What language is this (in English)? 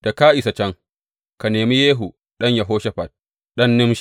Hausa